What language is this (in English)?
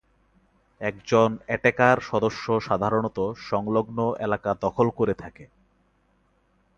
Bangla